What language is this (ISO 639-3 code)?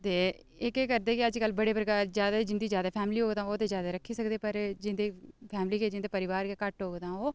doi